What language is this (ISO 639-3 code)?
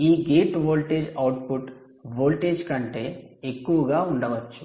tel